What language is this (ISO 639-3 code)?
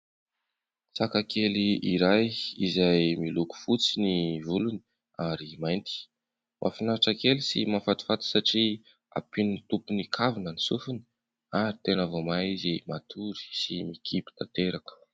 mlg